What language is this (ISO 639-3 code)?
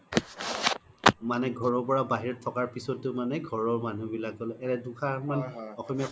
asm